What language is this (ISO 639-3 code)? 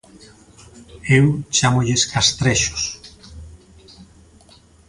glg